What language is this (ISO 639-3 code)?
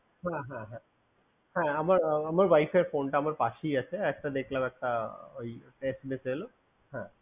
ben